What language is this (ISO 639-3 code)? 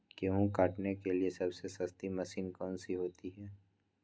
mag